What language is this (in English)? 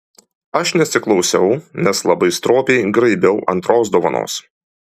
Lithuanian